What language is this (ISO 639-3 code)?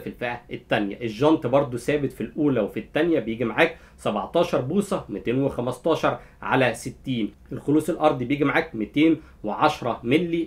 ara